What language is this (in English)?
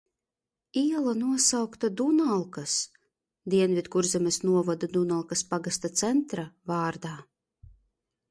Latvian